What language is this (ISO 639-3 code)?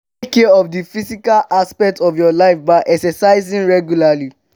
pcm